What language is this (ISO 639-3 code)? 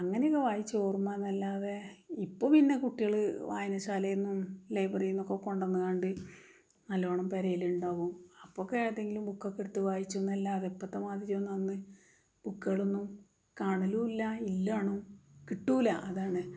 mal